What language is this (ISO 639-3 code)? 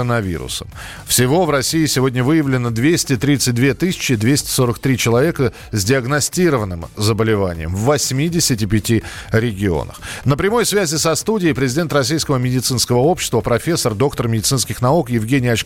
rus